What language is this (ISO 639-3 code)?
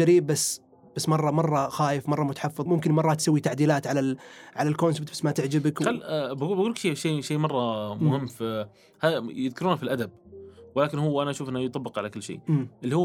ara